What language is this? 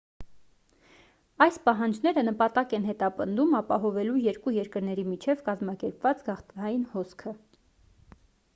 Armenian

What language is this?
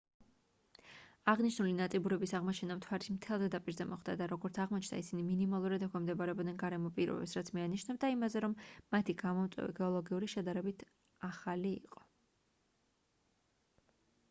Georgian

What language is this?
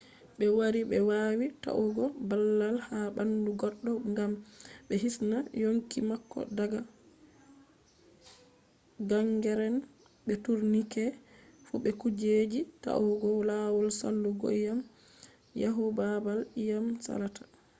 Fula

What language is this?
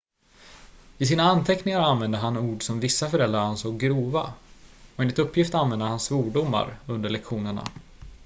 Swedish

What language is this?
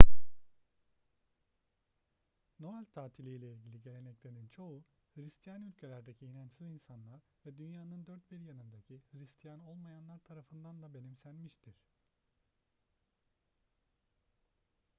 Turkish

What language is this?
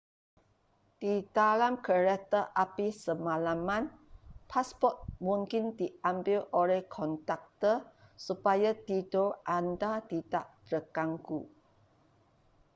Malay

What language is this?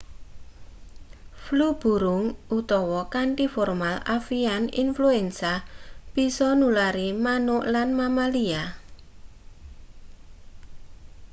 Javanese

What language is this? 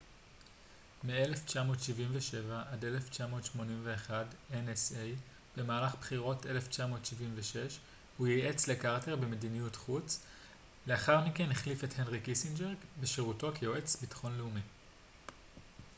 Hebrew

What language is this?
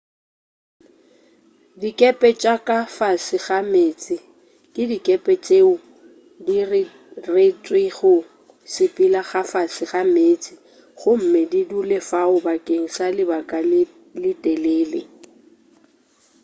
Northern Sotho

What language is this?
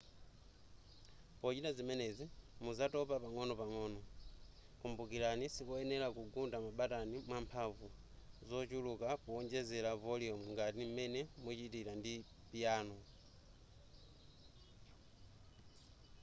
Nyanja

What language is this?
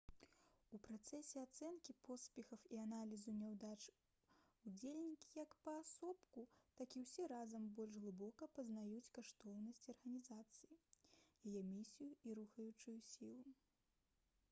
Belarusian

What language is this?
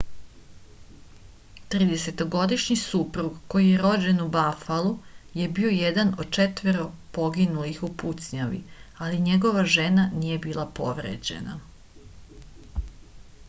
Serbian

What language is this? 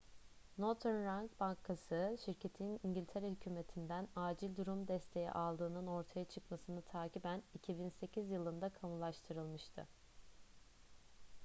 Turkish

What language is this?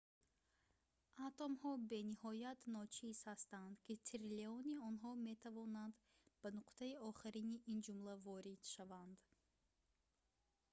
Tajik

